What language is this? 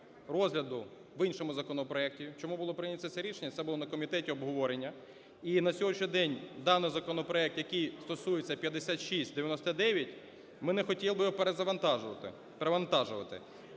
Ukrainian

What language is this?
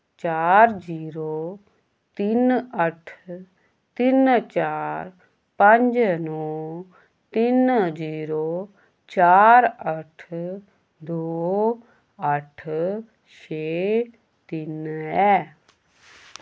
Dogri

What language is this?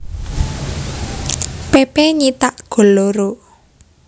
Javanese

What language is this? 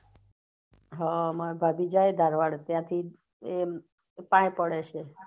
Gujarati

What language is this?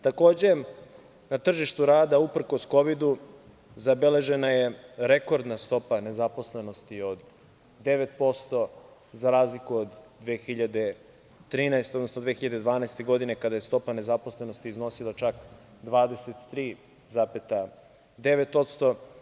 Serbian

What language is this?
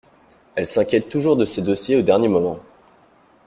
French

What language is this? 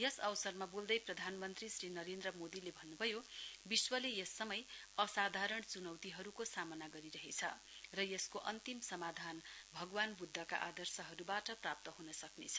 Nepali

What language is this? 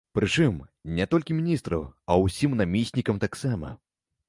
Belarusian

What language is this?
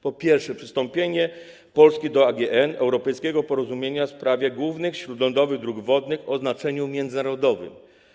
Polish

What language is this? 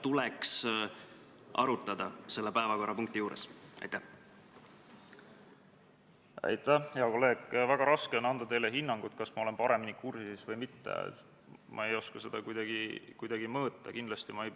Estonian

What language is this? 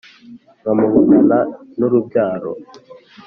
Kinyarwanda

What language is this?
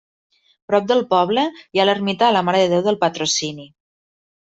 Catalan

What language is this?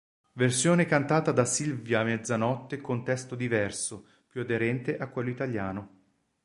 Italian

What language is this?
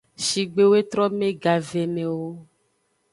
Aja (Benin)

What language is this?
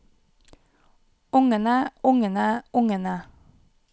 Norwegian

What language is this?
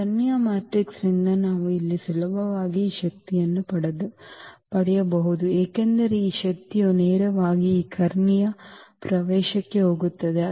Kannada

